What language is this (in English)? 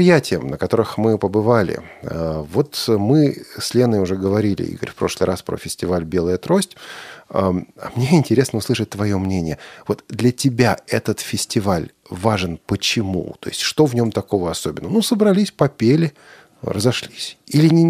Russian